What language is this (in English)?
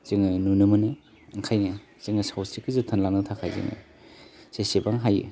Bodo